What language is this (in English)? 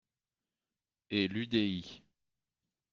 French